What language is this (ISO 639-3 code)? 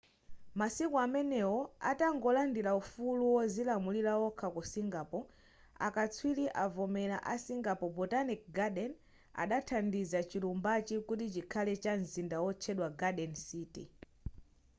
nya